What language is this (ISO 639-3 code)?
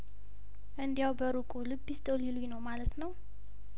amh